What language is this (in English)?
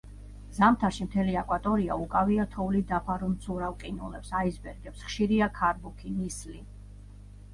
Georgian